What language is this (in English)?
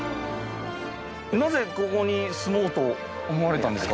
Japanese